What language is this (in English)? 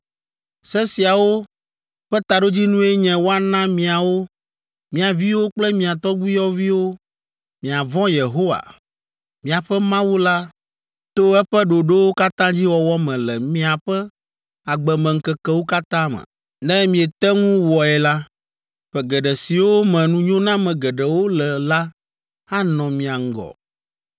Ewe